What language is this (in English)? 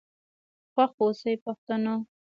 Pashto